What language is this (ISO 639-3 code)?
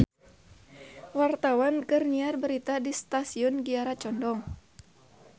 sun